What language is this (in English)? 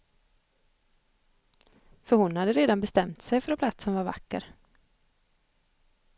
Swedish